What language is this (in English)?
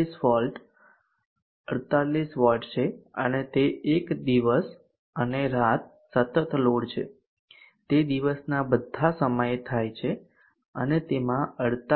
Gujarati